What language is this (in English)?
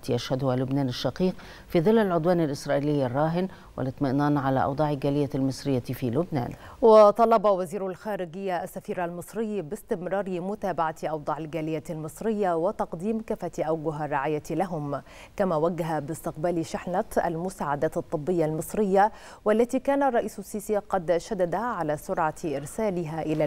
Arabic